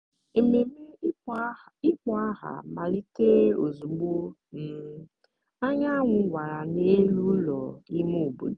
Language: Igbo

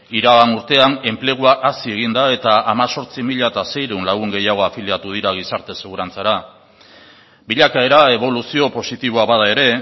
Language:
Basque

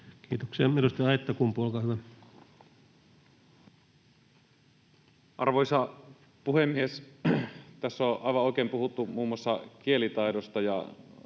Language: Finnish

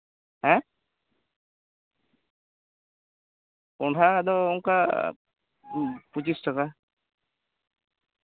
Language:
Santali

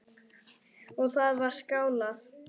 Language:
Icelandic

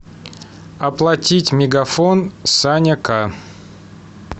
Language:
Russian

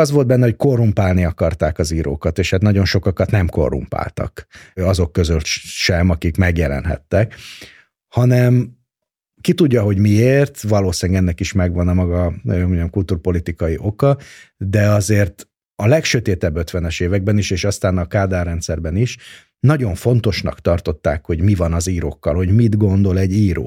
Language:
Hungarian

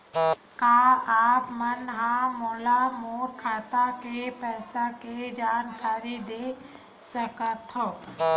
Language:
Chhattisgarhi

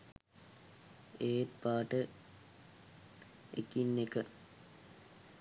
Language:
Sinhala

